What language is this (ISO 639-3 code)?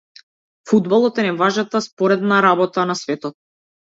mkd